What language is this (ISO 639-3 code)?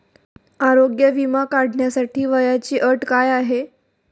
mar